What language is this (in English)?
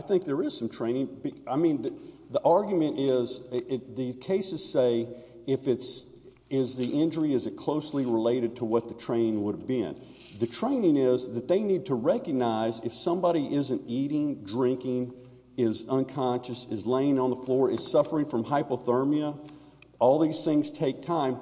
English